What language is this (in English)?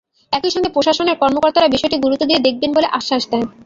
Bangla